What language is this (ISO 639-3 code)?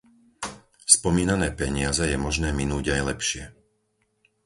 slk